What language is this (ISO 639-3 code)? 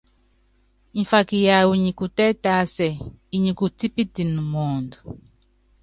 yav